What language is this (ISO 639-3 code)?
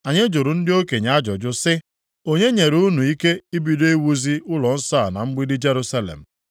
ibo